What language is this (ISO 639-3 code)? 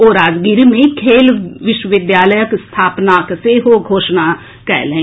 mai